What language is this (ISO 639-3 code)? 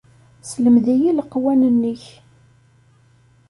kab